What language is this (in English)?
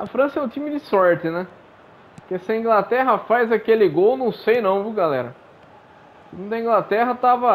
Portuguese